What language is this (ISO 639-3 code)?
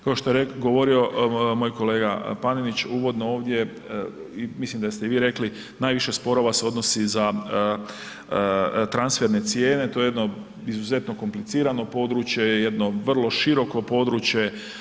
hrv